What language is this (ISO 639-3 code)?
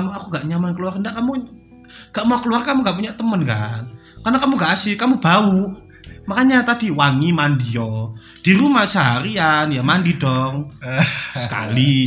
ind